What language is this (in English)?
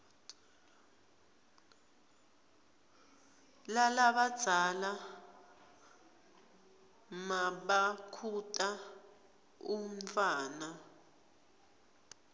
Swati